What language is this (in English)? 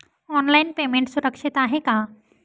Marathi